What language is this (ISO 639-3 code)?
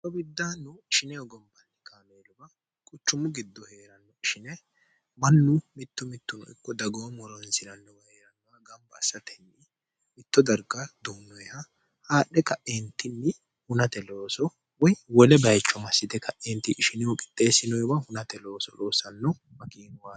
sid